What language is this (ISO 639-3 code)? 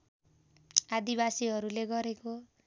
nep